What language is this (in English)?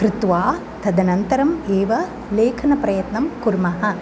Sanskrit